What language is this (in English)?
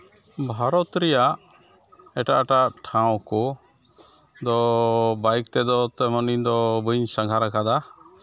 Santali